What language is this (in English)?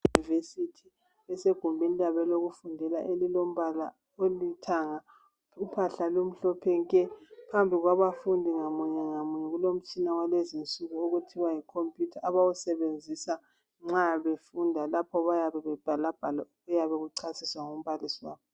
North Ndebele